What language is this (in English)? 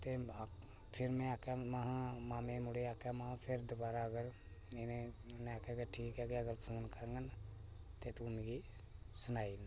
Dogri